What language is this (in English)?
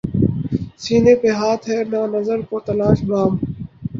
Urdu